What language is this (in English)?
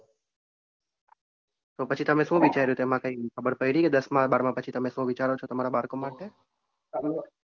Gujarati